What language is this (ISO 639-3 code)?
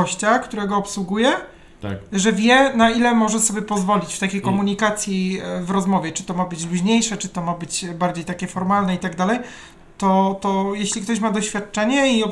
pol